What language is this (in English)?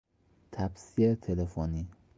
Persian